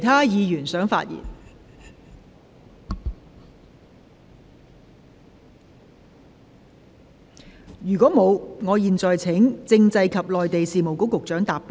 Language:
Cantonese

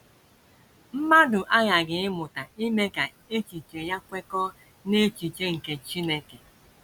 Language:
Igbo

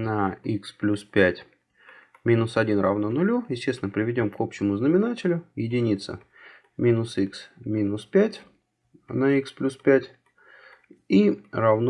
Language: Russian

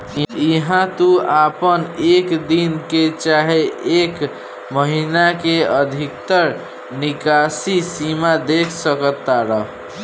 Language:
Bhojpuri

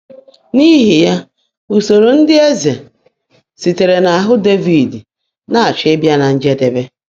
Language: Igbo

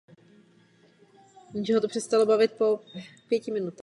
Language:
Czech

